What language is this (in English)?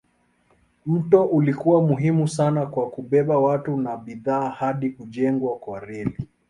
Swahili